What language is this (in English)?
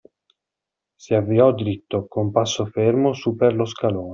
Italian